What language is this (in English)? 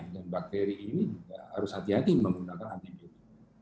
Indonesian